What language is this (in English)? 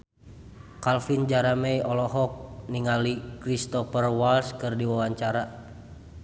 Sundanese